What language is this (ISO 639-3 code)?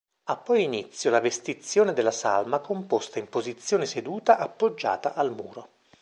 ita